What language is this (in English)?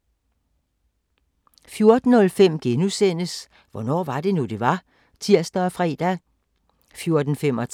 Danish